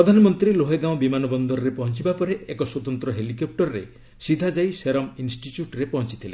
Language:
Odia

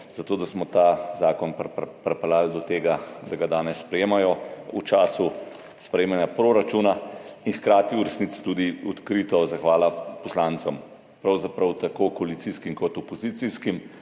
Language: Slovenian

